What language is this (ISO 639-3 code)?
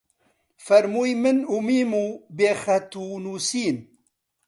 ckb